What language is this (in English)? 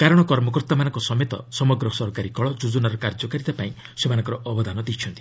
Odia